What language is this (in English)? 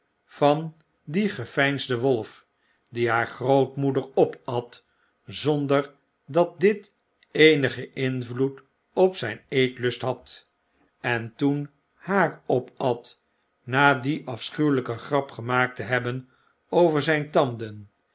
Dutch